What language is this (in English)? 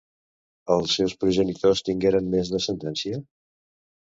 Catalan